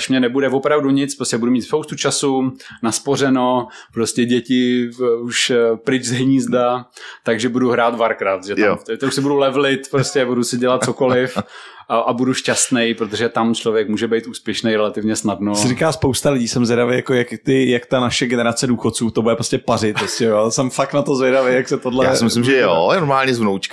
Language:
Czech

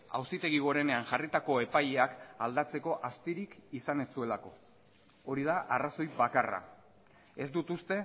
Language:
Basque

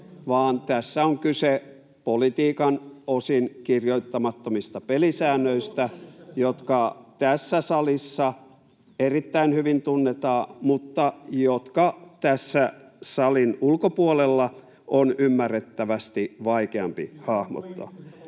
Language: Finnish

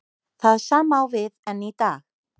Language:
Icelandic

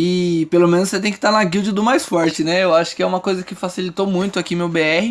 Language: Portuguese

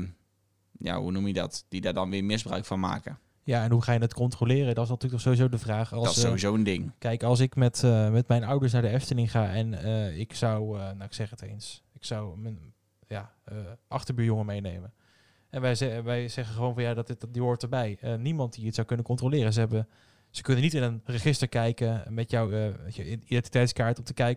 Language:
Dutch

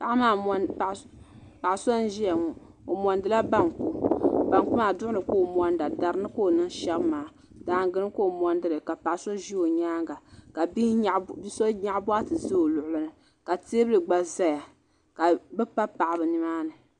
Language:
Dagbani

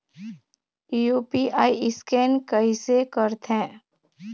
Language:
Chhattisgarhi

